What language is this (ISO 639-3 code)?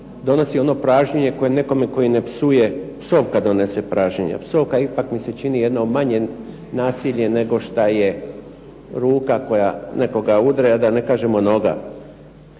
hrv